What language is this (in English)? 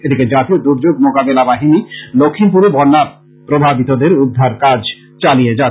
Bangla